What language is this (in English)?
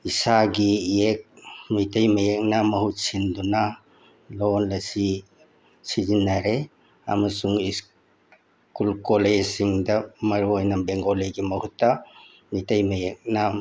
Manipuri